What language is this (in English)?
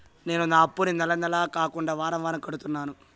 Telugu